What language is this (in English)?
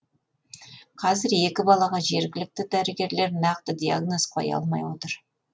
Kazakh